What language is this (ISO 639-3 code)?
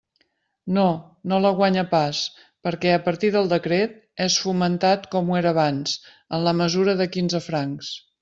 cat